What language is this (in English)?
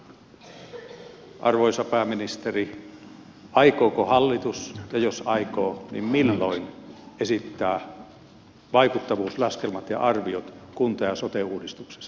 Finnish